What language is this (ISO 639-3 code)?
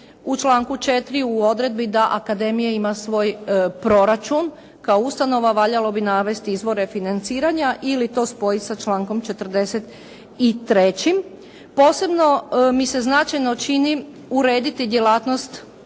hrv